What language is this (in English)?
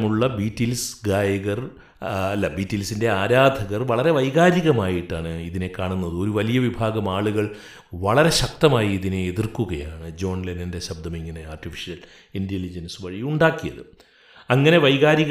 Malayalam